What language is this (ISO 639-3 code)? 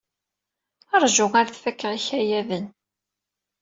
kab